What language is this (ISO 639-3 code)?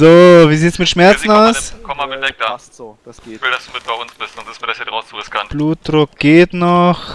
deu